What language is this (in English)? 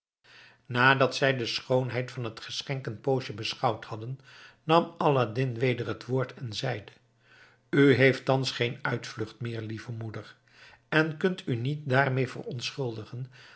Dutch